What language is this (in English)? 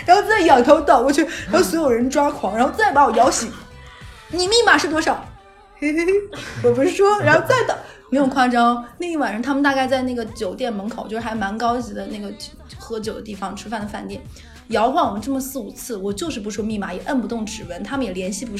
Chinese